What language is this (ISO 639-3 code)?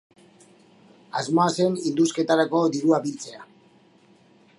eus